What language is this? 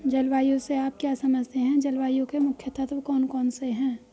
Hindi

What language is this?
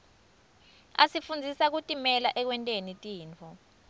Swati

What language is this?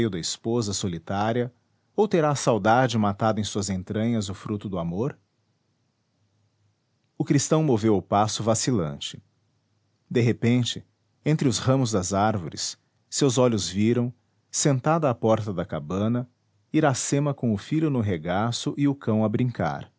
Portuguese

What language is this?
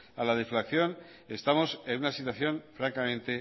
Spanish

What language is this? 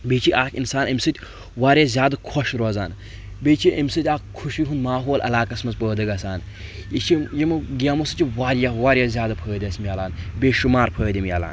Kashmiri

